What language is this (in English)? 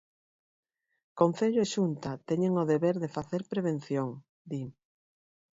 Galician